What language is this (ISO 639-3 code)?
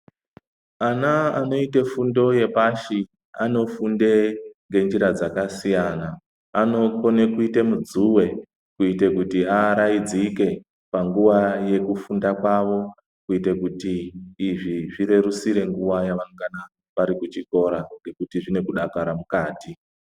ndc